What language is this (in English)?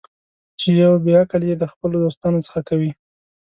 Pashto